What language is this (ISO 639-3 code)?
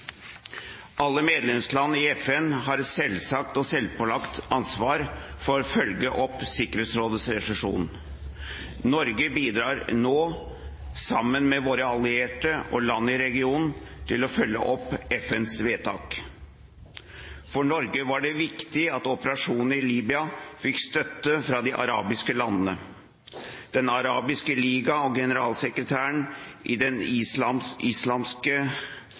nob